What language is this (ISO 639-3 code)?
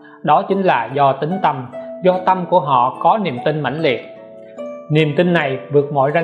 vie